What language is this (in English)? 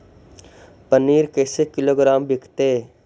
Magahi